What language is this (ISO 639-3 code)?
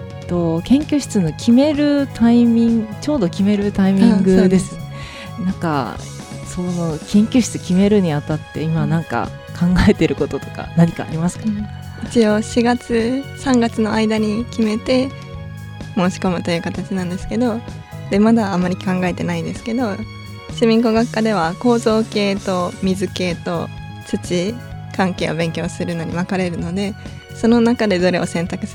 jpn